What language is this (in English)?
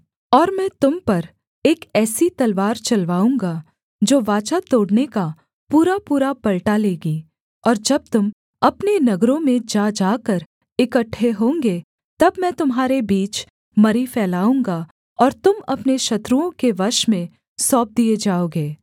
Hindi